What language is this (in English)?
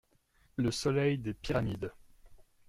French